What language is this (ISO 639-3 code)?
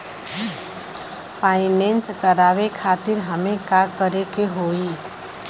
bho